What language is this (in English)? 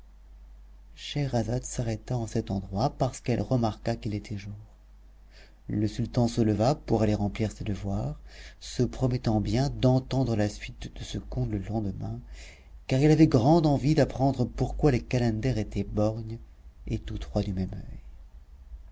French